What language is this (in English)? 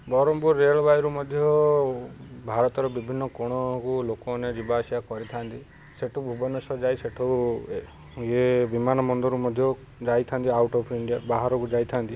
Odia